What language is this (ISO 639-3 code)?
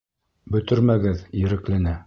bak